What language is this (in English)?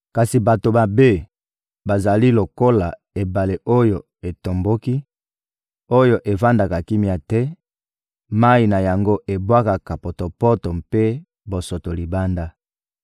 Lingala